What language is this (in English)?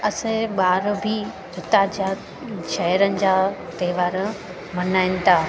Sindhi